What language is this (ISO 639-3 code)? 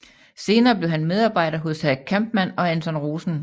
dan